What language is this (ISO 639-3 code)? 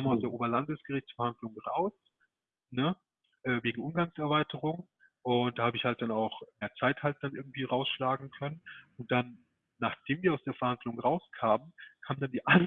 deu